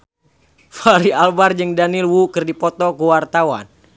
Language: Sundanese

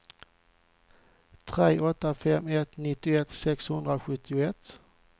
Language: Swedish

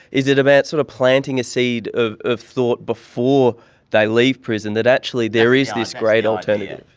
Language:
English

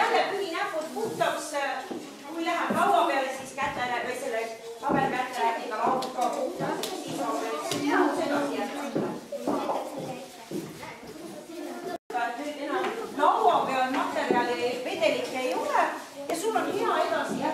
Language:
Finnish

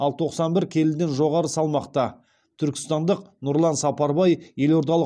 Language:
Kazakh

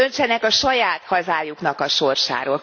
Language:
Hungarian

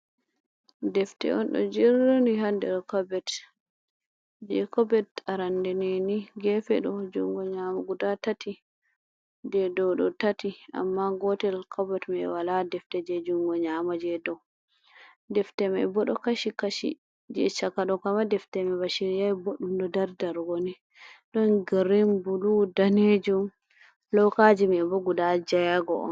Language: Fula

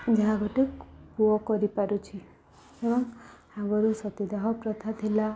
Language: Odia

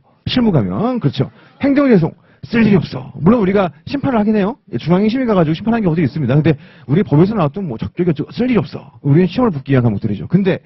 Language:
Korean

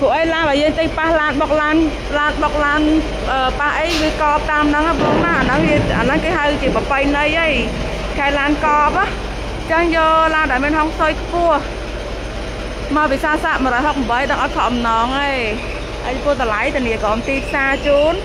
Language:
Thai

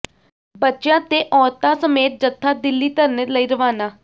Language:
Punjabi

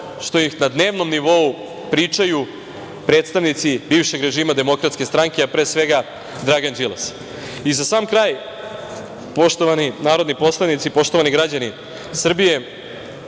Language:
Serbian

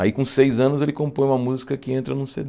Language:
Portuguese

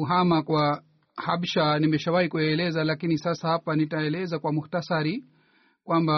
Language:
Swahili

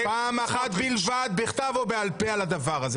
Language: Hebrew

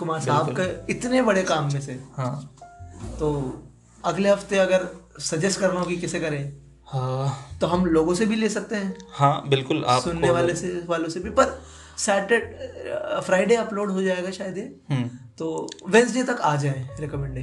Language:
Hindi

